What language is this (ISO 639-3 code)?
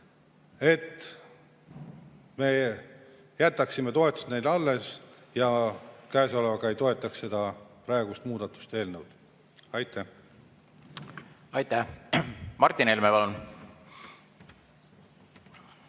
est